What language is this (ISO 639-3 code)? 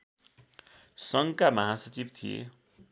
nep